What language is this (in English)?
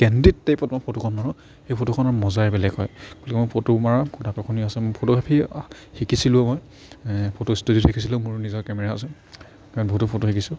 Assamese